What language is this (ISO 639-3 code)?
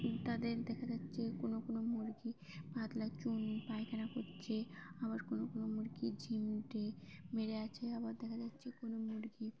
ben